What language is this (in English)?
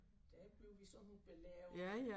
Danish